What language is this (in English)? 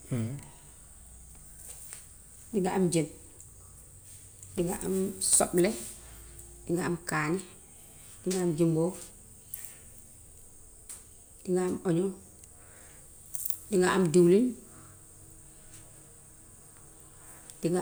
Gambian Wolof